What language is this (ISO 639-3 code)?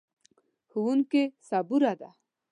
pus